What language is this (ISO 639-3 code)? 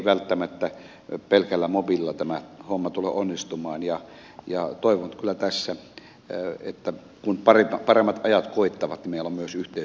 fin